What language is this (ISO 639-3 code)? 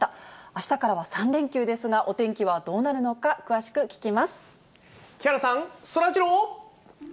jpn